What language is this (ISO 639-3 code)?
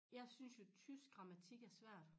dan